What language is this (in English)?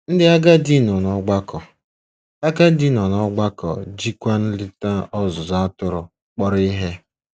Igbo